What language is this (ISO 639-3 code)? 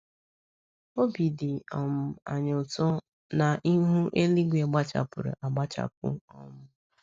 ibo